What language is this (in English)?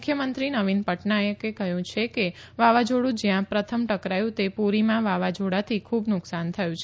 Gujarati